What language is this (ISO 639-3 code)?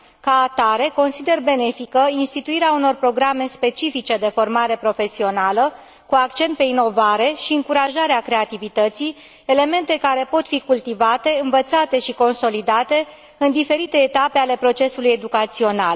ron